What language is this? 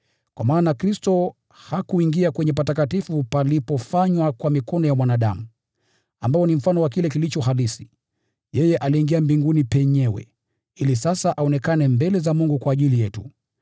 Swahili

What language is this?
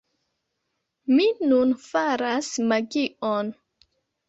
Esperanto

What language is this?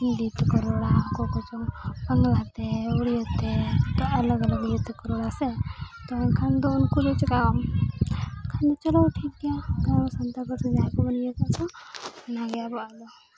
Santali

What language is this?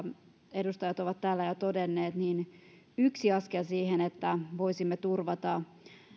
Finnish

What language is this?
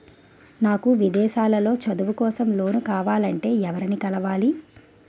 Telugu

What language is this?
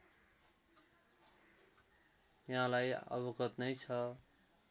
Nepali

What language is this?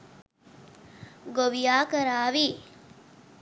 Sinhala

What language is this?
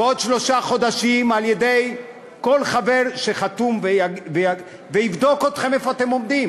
Hebrew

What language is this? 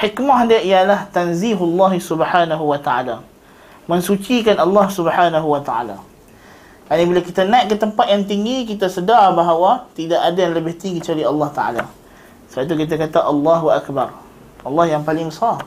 Malay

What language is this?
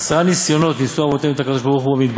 Hebrew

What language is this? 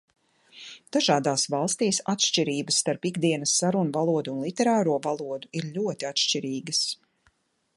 Latvian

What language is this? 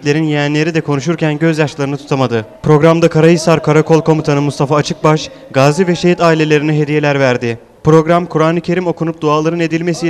Turkish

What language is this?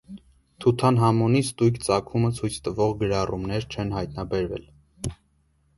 Armenian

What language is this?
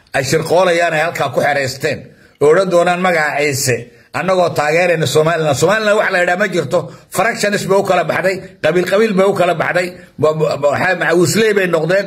Arabic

